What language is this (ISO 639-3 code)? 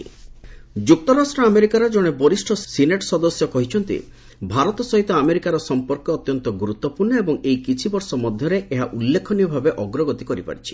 ori